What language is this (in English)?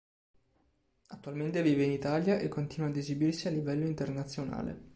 Italian